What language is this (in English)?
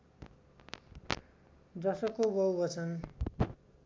Nepali